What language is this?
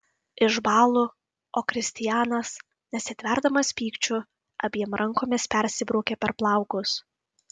Lithuanian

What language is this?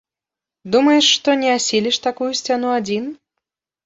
Belarusian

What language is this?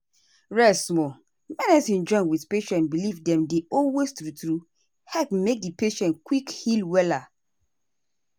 Nigerian Pidgin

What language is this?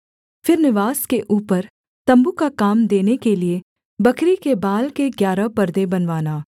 Hindi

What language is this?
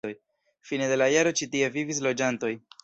Esperanto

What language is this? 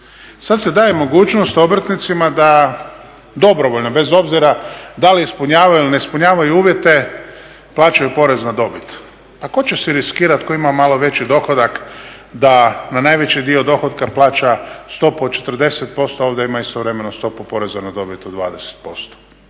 Croatian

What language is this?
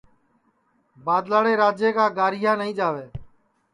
Sansi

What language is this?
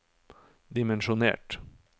Norwegian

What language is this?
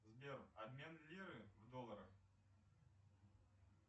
Russian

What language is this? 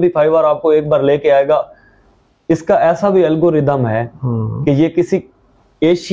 Urdu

